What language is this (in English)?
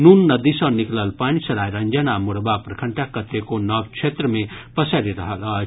Maithili